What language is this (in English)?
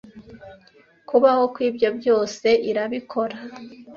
Kinyarwanda